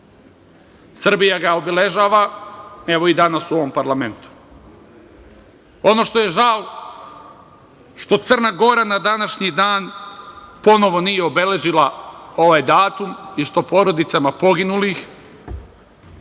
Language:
Serbian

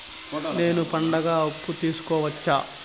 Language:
Telugu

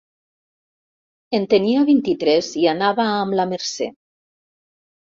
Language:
Catalan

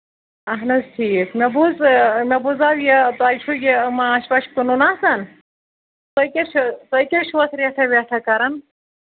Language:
Kashmiri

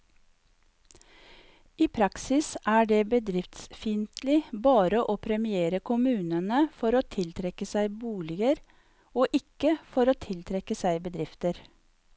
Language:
Norwegian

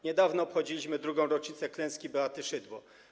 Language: Polish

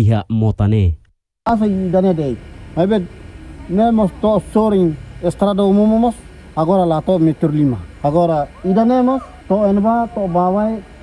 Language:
Indonesian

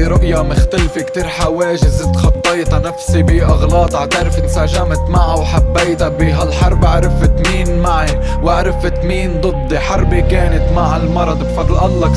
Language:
Arabic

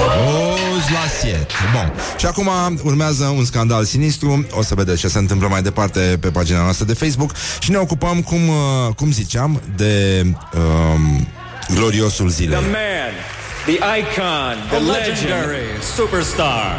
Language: Romanian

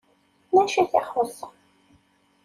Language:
Kabyle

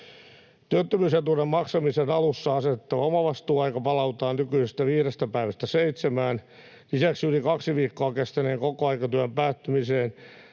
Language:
Finnish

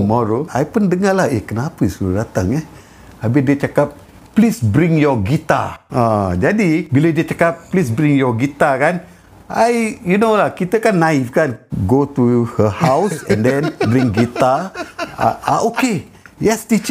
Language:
Malay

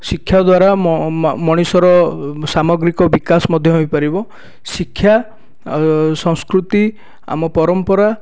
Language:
Odia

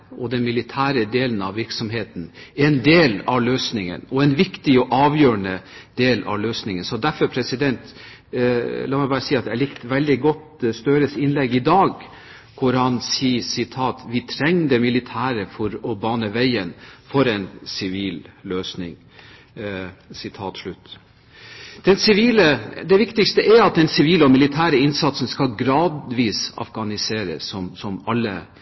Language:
Norwegian Bokmål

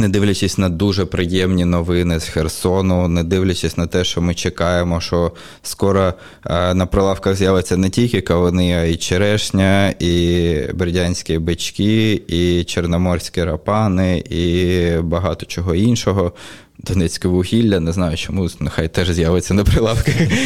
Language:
Ukrainian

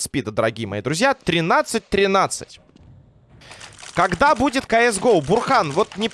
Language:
Russian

